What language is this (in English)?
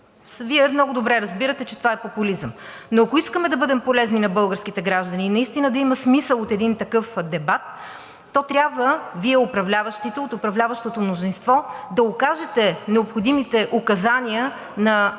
Bulgarian